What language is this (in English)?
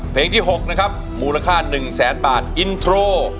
Thai